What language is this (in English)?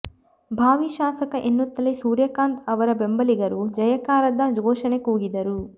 Kannada